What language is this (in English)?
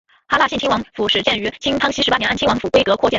Chinese